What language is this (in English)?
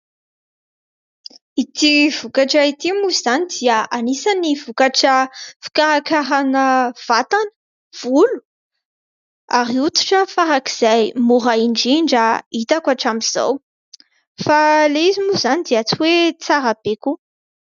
Malagasy